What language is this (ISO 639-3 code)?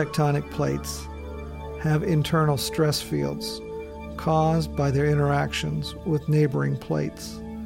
eng